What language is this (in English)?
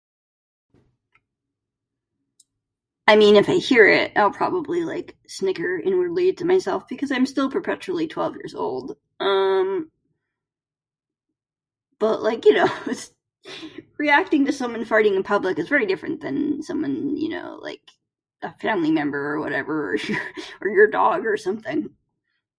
English